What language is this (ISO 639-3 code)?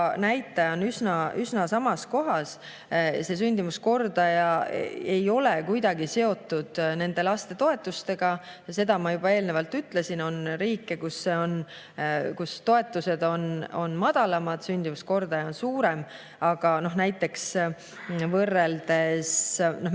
est